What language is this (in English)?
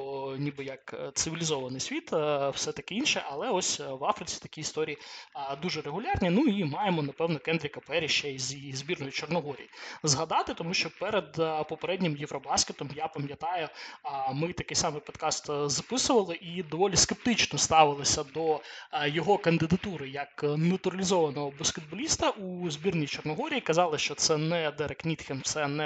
Ukrainian